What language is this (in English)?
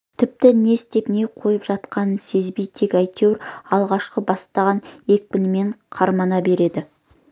Kazakh